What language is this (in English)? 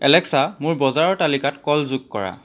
Assamese